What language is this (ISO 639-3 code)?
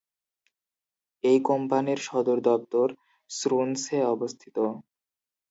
ben